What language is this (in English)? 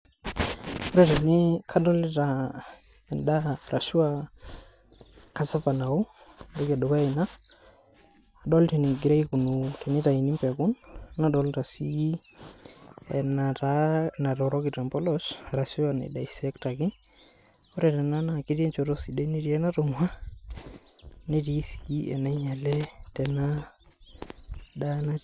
Masai